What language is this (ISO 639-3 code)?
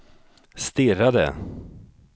swe